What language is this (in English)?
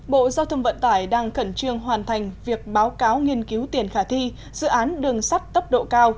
Vietnamese